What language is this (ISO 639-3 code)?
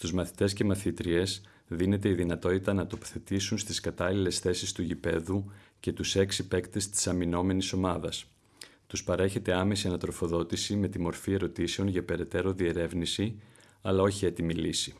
ell